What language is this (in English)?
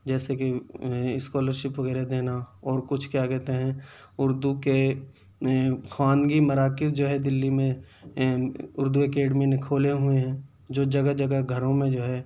Urdu